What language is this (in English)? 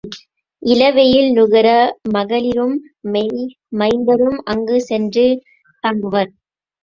Tamil